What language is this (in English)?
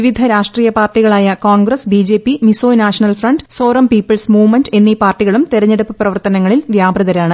Malayalam